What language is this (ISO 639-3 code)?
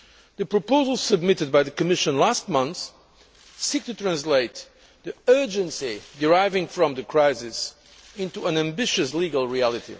eng